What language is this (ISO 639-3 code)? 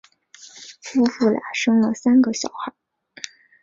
zho